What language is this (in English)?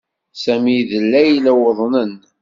Kabyle